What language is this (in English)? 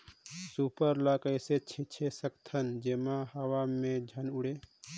Chhattisgarhi